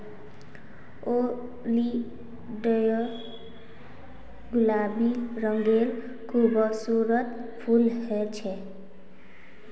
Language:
Magahi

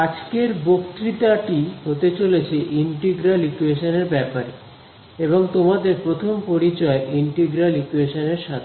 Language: Bangla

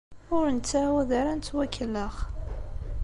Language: Kabyle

